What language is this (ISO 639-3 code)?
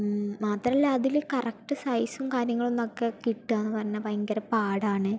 mal